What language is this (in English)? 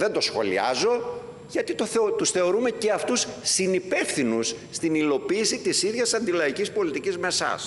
Greek